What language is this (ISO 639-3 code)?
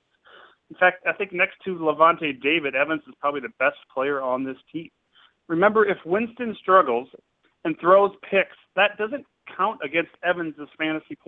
eng